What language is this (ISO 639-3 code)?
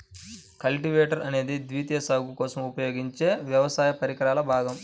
tel